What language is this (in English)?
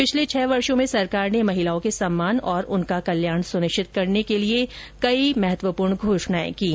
Hindi